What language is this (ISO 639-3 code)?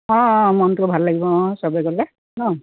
asm